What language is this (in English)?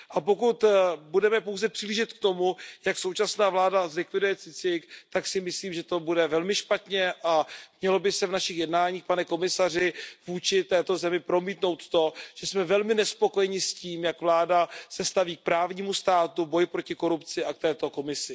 Czech